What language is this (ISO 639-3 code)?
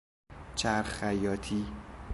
fas